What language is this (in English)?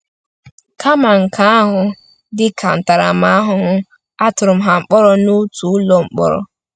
Igbo